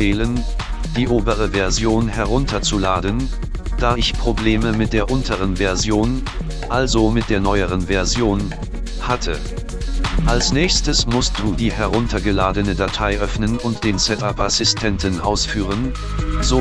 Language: German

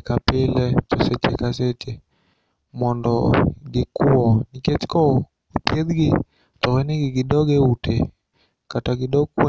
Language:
Luo (Kenya and Tanzania)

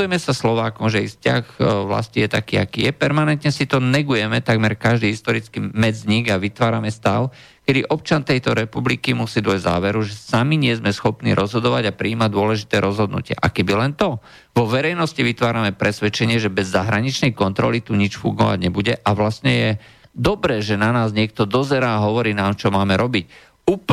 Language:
Slovak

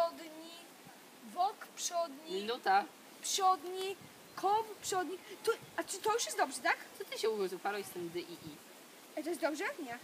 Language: Polish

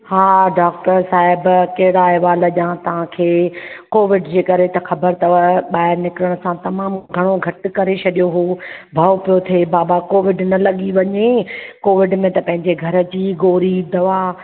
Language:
Sindhi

